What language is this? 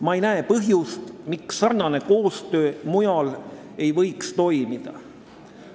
Estonian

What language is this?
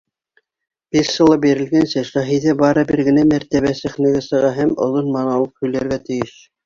Bashkir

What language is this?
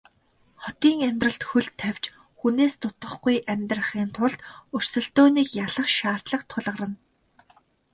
Mongolian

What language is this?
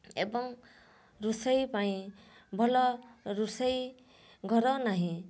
Odia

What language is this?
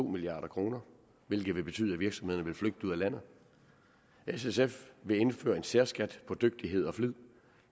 Danish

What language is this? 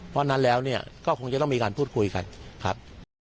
Thai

